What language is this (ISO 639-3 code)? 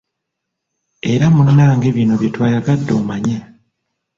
lug